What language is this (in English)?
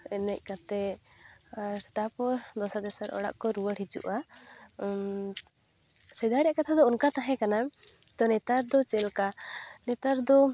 Santali